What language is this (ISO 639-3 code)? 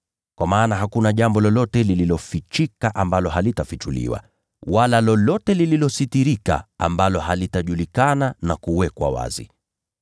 swa